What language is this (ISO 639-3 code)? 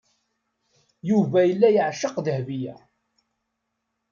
kab